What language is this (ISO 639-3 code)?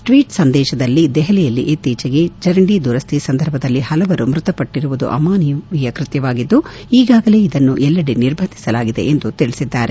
kan